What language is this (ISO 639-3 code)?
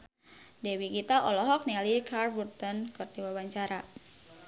sun